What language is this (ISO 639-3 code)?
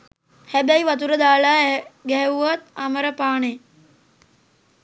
sin